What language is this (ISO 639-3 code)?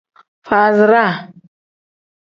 kdh